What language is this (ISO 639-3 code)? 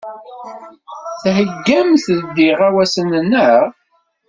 kab